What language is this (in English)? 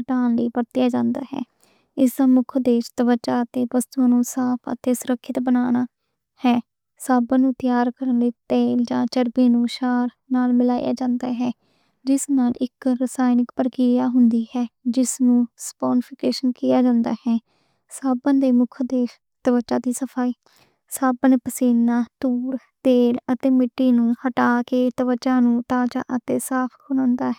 Western Panjabi